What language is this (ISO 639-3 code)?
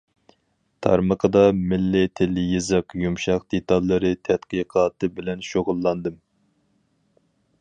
uig